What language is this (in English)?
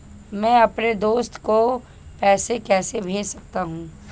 Hindi